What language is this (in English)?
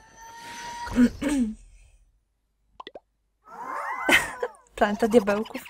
Polish